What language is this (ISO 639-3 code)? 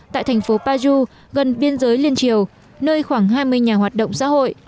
vie